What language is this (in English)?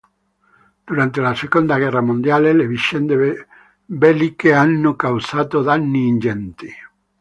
Italian